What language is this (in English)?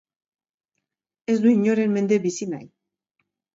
Basque